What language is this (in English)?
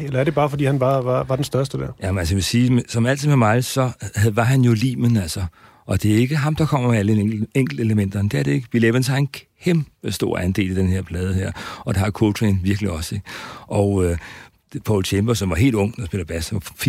Danish